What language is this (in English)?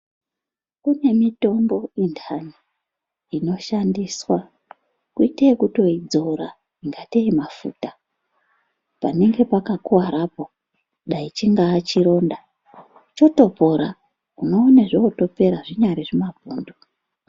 Ndau